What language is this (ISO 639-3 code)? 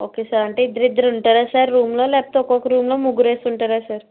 tel